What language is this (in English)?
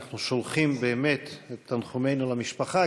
Hebrew